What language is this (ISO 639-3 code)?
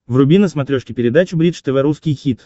rus